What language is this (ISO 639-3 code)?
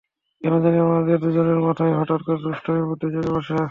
ben